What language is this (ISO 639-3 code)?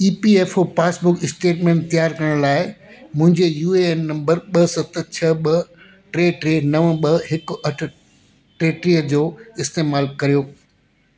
snd